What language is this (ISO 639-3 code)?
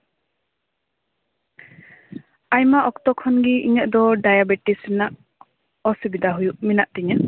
sat